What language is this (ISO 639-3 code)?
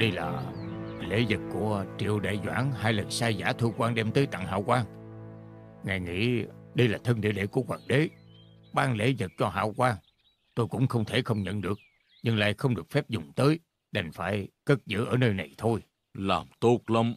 vie